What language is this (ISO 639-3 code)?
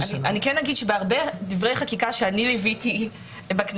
heb